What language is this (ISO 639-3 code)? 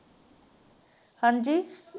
pan